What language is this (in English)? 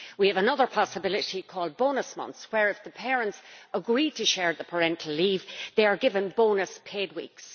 English